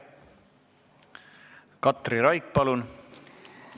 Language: Estonian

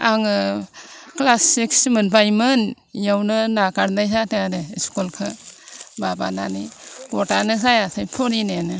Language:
Bodo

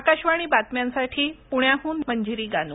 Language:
Marathi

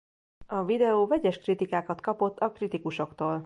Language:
Hungarian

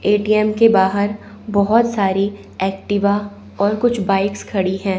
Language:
Hindi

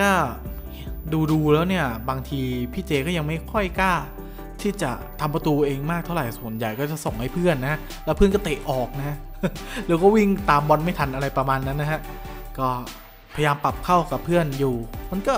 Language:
Thai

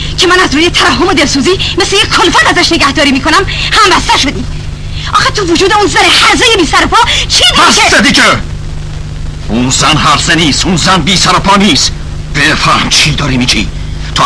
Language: Persian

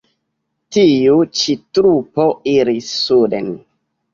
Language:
Esperanto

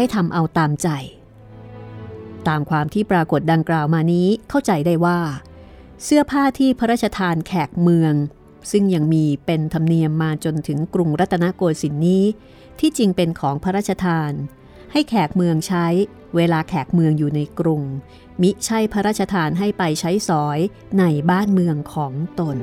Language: Thai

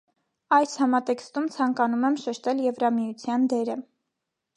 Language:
Armenian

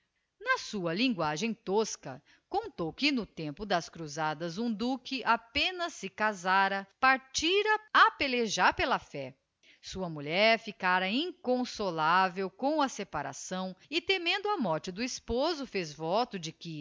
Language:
Portuguese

